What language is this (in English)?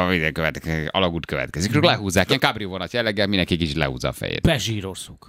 Hungarian